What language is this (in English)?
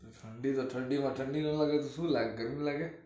Gujarati